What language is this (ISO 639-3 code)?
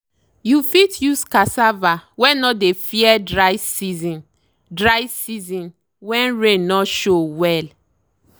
pcm